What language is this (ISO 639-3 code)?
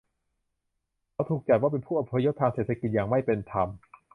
tha